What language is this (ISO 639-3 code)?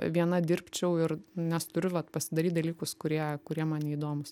lit